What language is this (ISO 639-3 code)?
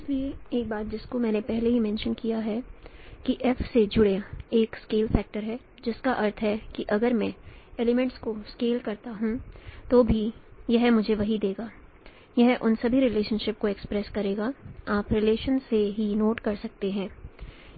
hin